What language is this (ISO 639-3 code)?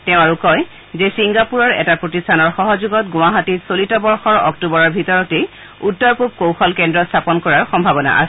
asm